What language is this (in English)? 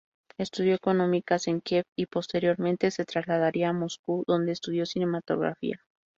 Spanish